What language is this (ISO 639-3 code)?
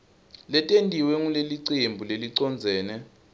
ssw